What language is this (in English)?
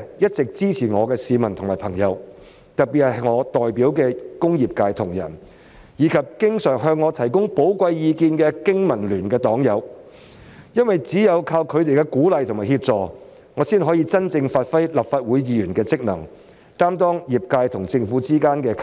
Cantonese